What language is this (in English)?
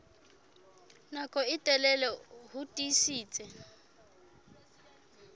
Southern Sotho